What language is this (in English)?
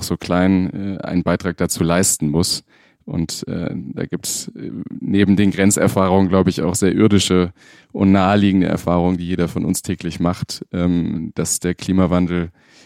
German